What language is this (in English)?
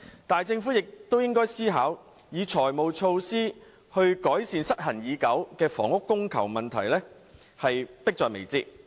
Cantonese